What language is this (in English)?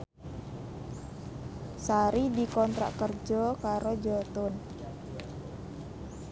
Javanese